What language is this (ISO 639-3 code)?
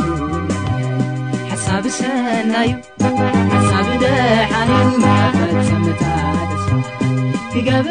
ara